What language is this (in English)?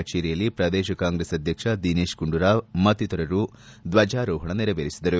Kannada